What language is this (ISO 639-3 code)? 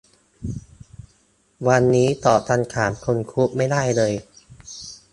tha